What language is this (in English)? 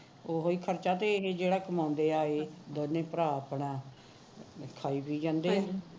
Punjabi